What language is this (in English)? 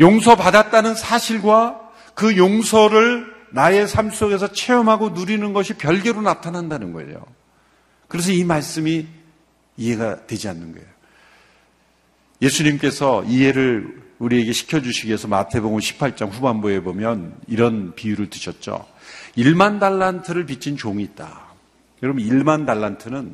Korean